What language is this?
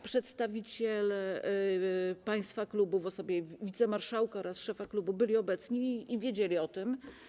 Polish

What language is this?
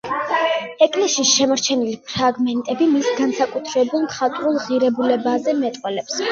Georgian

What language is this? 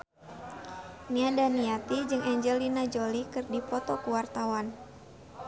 Sundanese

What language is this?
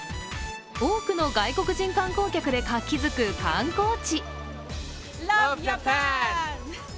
Japanese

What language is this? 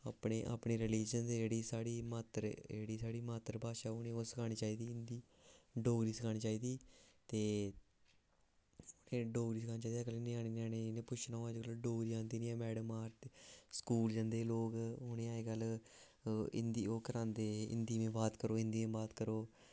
Dogri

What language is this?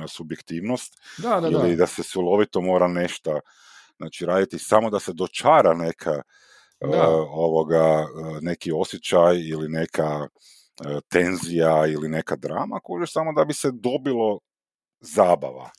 Croatian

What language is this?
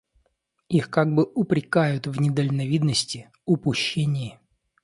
Russian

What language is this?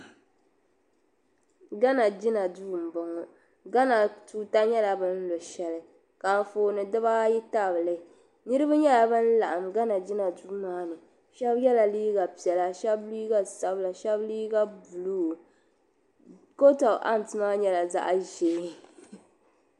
Dagbani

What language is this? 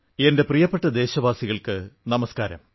Malayalam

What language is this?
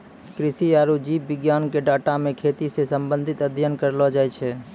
Maithili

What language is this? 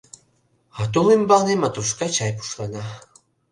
Mari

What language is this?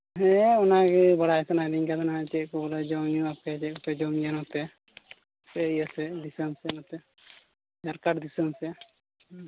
Santali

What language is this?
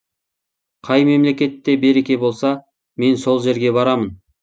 Kazakh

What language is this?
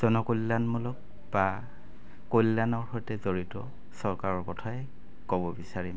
Assamese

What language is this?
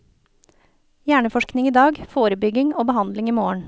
Norwegian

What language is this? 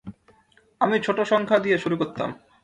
Bangla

